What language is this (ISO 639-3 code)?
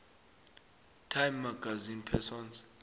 nbl